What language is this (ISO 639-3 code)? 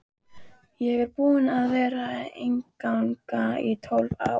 isl